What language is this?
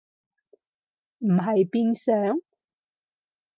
Cantonese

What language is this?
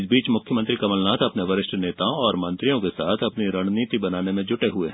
Hindi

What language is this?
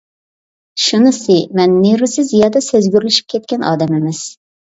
Uyghur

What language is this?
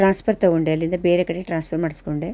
Kannada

